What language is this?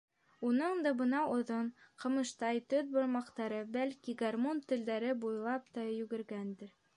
Bashkir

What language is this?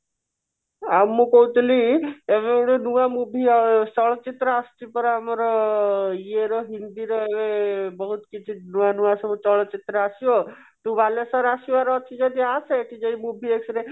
Odia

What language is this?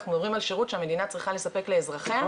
Hebrew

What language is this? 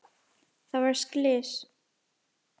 Icelandic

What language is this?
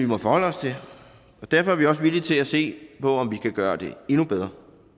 Danish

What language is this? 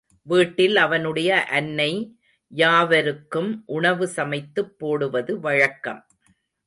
Tamil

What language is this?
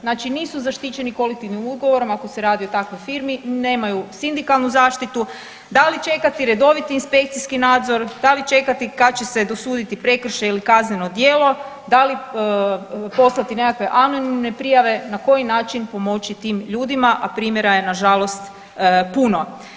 Croatian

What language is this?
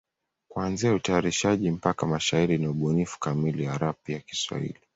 Swahili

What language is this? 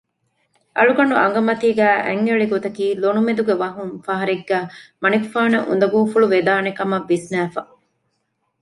Divehi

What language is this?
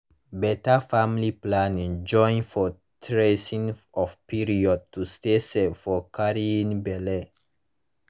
Nigerian Pidgin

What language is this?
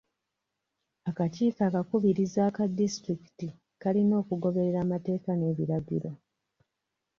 Ganda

